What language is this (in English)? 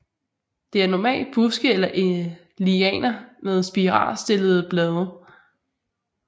Danish